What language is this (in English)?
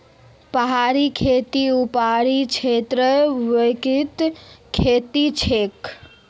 Magahi